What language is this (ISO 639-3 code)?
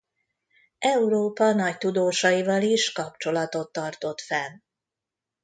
hun